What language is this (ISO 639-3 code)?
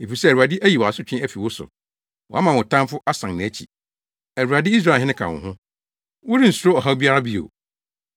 aka